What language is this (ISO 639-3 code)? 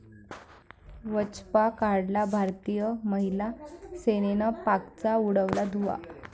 mar